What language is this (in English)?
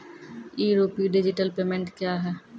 Maithili